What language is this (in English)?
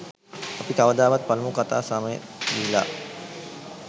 Sinhala